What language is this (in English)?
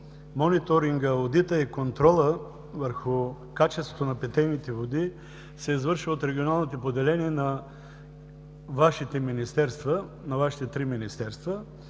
Bulgarian